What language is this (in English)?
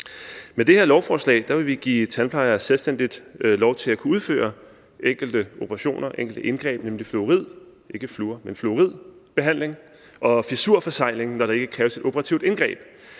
Danish